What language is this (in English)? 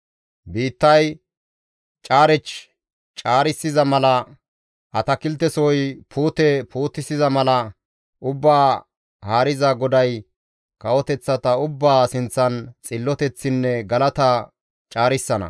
Gamo